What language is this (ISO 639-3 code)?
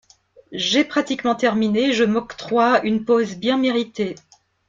fra